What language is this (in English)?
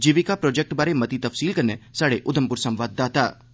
Dogri